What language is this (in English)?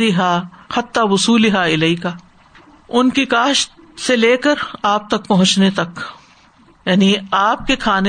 Urdu